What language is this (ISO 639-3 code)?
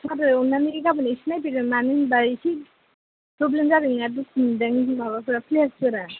brx